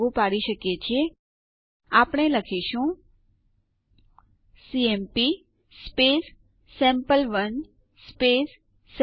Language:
Gujarati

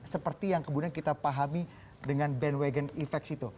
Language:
Indonesian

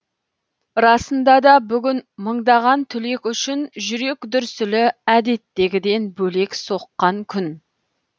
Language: Kazakh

